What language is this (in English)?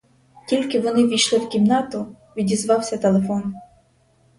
Ukrainian